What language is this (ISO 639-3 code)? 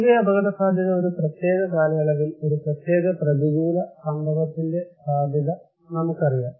mal